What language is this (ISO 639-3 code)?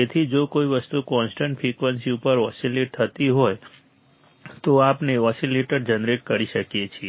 guj